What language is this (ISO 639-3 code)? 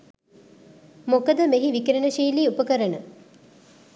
sin